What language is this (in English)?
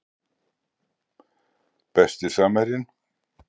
Icelandic